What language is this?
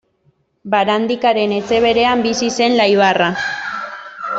Basque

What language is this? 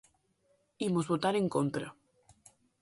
Galician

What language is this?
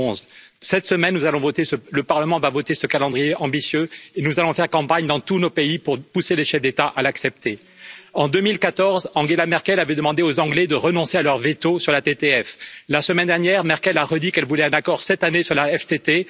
French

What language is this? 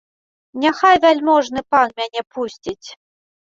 Belarusian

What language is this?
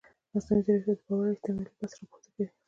Pashto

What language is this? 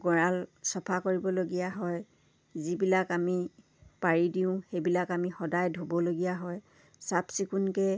Assamese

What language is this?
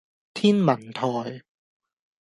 Cantonese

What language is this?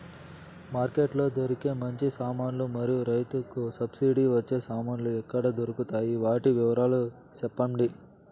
Telugu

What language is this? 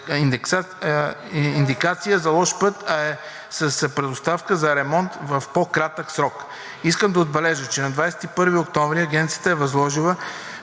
Bulgarian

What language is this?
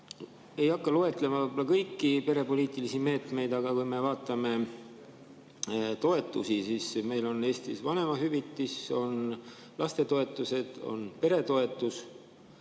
Estonian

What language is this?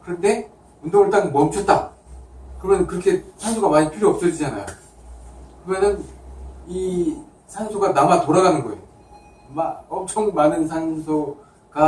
Korean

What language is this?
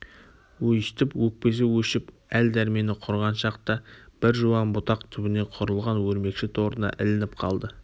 Kazakh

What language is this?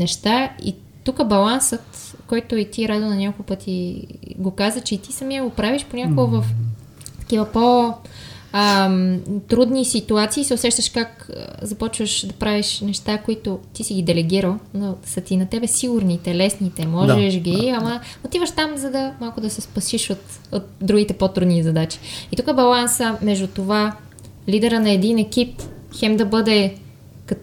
Bulgarian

